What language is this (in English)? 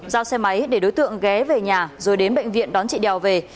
Vietnamese